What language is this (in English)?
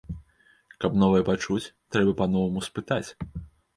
Belarusian